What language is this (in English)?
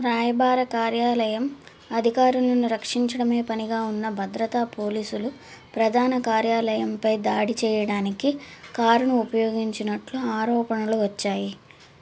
Telugu